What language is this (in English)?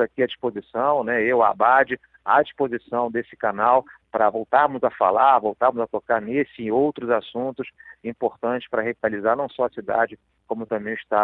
Portuguese